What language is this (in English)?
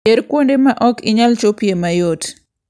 Luo (Kenya and Tanzania)